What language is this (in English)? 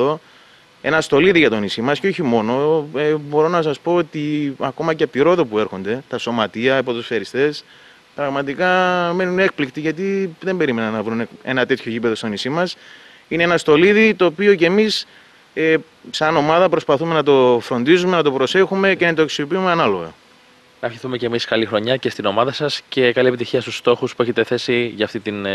Greek